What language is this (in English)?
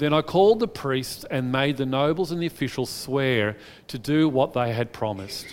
English